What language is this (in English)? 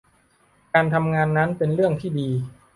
Thai